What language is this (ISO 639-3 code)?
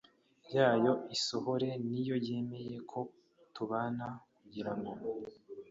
kin